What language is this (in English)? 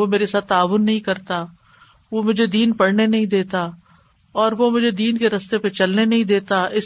Urdu